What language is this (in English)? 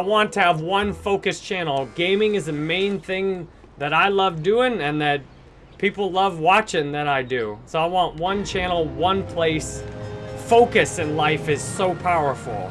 English